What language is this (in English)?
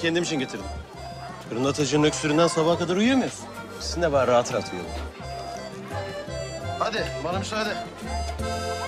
Turkish